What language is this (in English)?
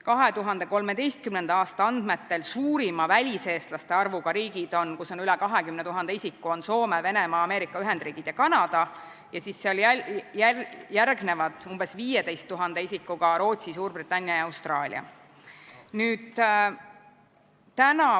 Estonian